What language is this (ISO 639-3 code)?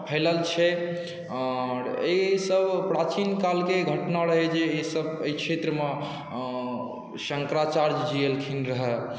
mai